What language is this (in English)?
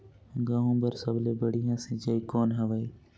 Chhattisgarhi